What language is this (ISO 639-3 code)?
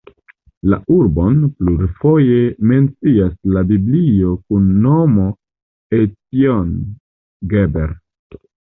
epo